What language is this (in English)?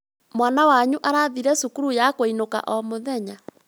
Kikuyu